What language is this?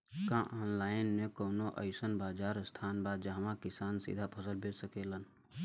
Bhojpuri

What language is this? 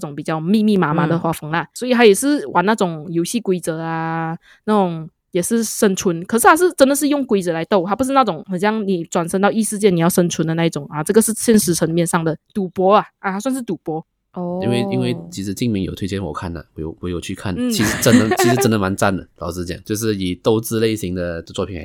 Chinese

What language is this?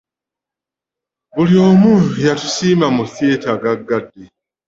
Ganda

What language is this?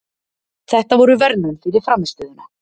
Icelandic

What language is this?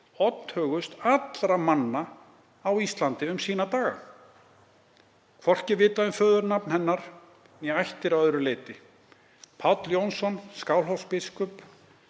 Icelandic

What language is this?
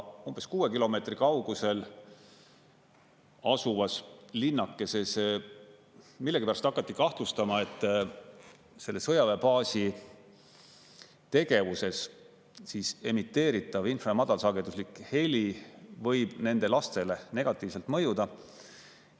Estonian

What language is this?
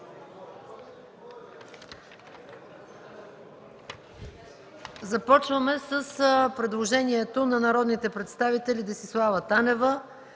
Bulgarian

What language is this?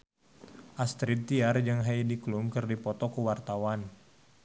Sundanese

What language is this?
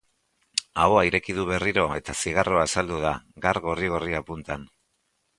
Basque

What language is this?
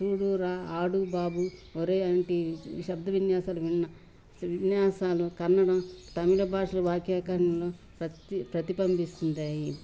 Telugu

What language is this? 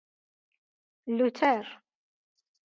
Persian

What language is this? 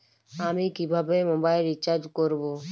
Bangla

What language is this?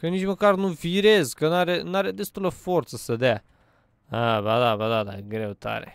Romanian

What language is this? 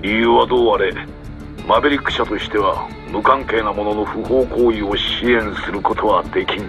Japanese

